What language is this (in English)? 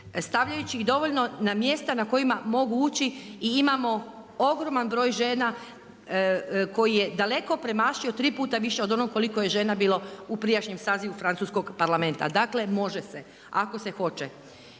Croatian